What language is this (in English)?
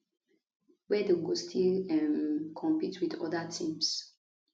Nigerian Pidgin